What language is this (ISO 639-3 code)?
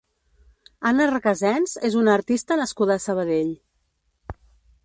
cat